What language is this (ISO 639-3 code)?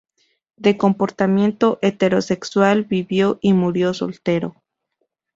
spa